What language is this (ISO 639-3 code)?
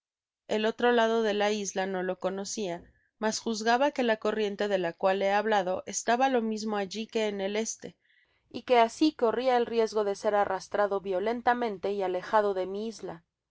spa